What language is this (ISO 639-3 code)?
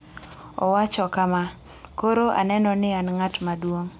luo